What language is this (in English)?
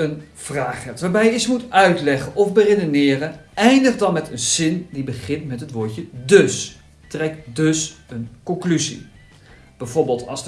Dutch